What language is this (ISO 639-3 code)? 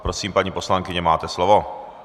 ces